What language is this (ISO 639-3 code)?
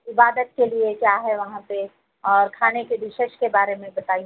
urd